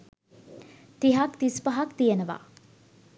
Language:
Sinhala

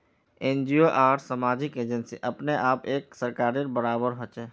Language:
Magahi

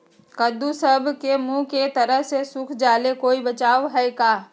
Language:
Magahi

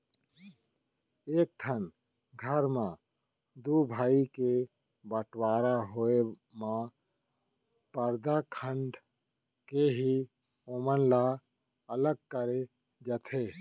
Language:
Chhattisgarhi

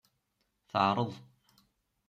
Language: Kabyle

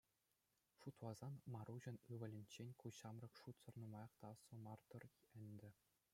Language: Chuvash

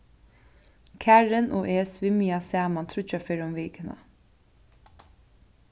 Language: Faroese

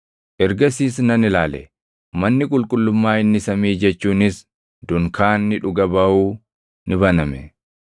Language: Oromo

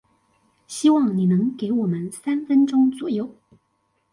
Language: Chinese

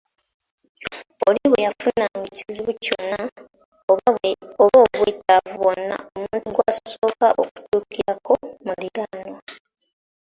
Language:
Ganda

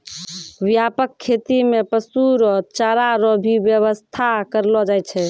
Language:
Maithili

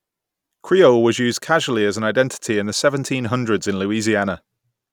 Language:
English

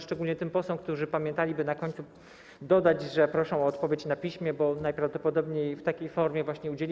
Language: Polish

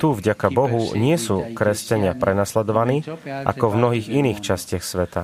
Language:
Slovak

